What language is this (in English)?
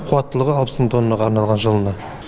Kazakh